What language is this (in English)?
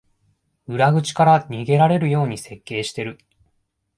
Japanese